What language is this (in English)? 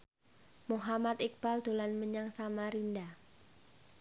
Javanese